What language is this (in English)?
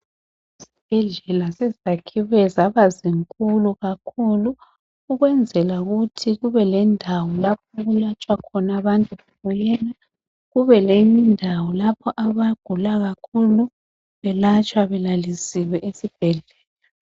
North Ndebele